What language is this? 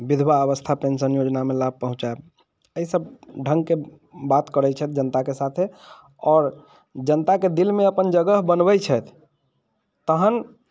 Maithili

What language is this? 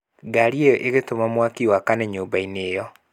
Kikuyu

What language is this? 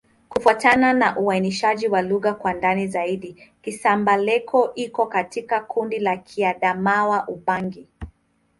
Swahili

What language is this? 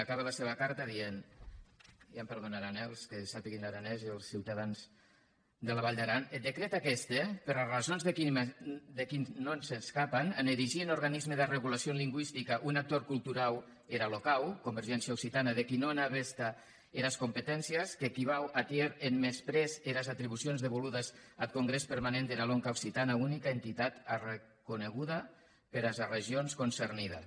Catalan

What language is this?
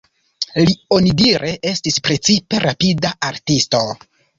Esperanto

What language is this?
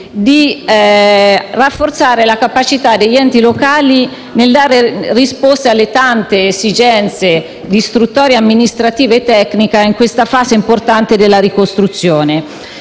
Italian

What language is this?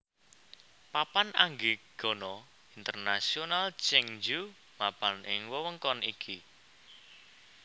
Javanese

